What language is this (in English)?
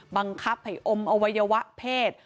Thai